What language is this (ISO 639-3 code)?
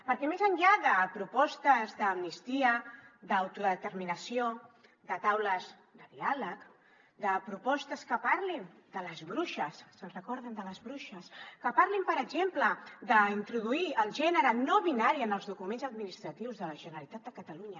cat